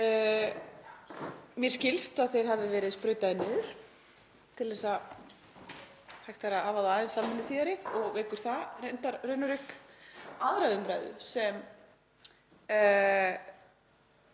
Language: Icelandic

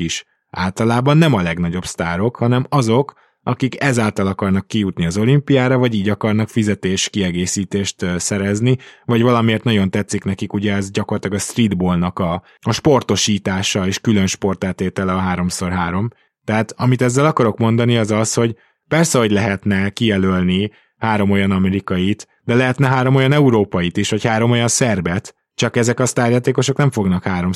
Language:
Hungarian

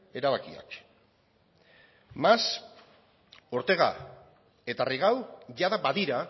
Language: Basque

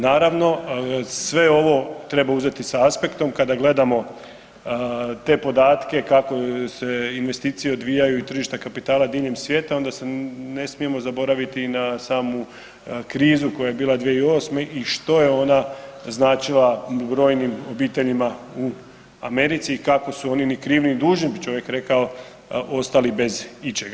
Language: Croatian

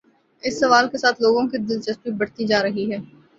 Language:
Urdu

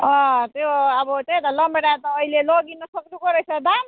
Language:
Nepali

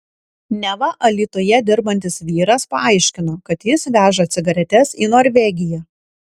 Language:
Lithuanian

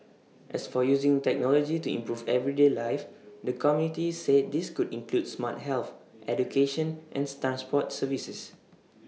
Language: English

